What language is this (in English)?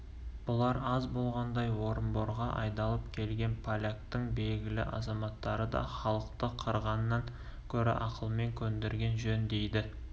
Kazakh